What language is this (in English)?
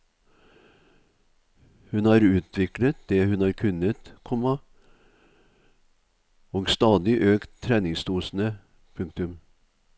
Norwegian